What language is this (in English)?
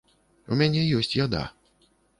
Belarusian